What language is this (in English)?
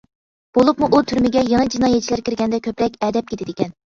Uyghur